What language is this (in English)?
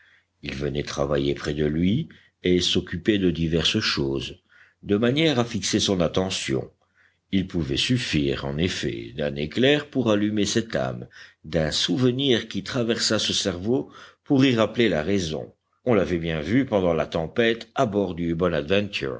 French